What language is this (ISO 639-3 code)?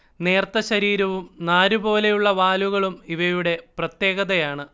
mal